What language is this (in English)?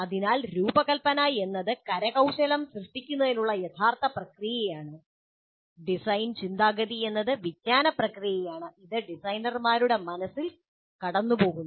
Malayalam